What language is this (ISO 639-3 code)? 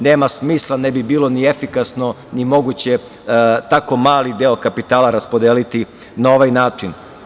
srp